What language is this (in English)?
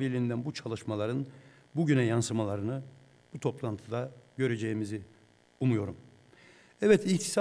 Turkish